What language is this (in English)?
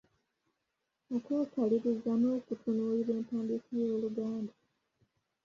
Ganda